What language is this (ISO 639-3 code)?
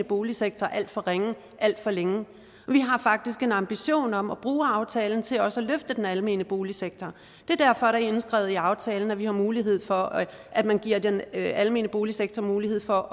dan